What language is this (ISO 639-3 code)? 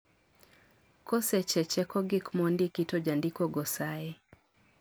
luo